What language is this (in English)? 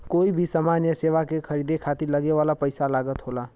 Bhojpuri